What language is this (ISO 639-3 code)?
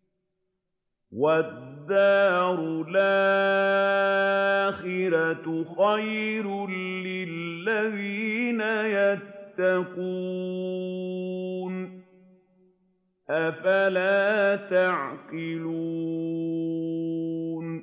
ara